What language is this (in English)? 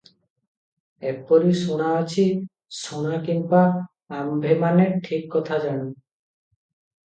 Odia